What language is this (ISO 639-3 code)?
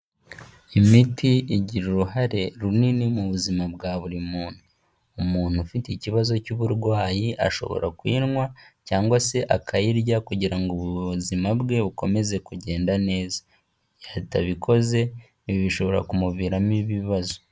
kin